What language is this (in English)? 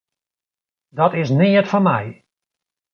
Western Frisian